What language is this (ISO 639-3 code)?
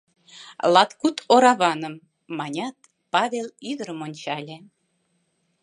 chm